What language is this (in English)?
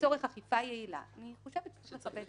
Hebrew